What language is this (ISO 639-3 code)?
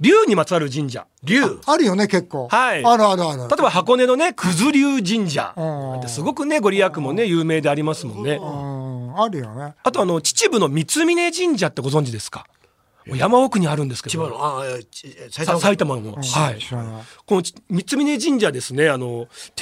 jpn